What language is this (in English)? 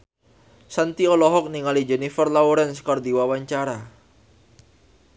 Sundanese